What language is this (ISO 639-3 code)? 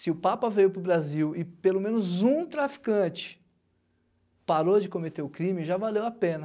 por